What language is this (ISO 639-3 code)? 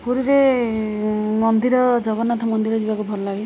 ori